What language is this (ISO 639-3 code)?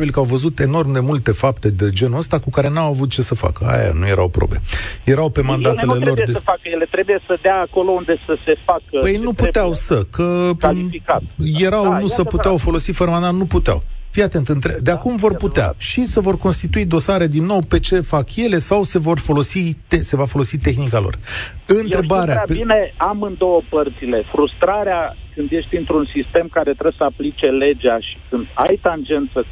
ron